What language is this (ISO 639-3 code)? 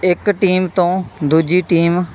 pan